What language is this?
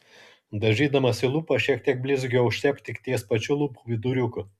Lithuanian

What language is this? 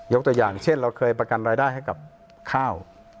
Thai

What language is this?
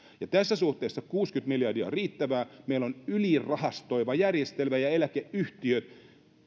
Finnish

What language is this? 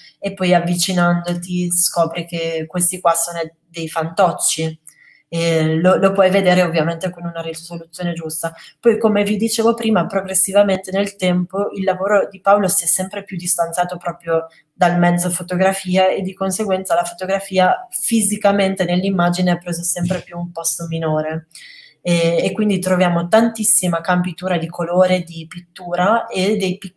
Italian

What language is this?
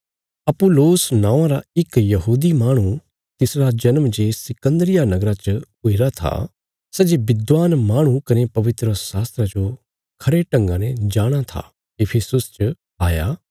Bilaspuri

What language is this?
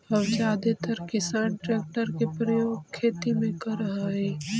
Magahi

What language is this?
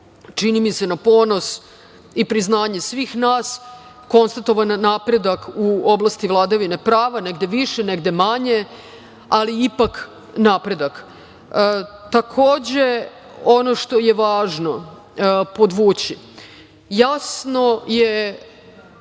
Serbian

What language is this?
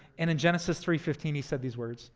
English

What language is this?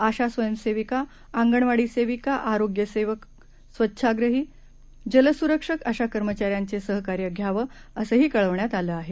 Marathi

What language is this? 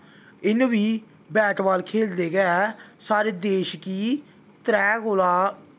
Dogri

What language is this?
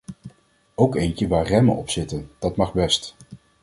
Dutch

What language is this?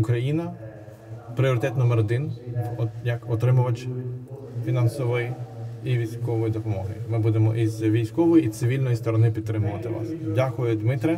Ukrainian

